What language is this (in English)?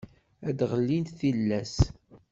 Kabyle